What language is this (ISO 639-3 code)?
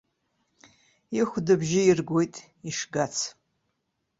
abk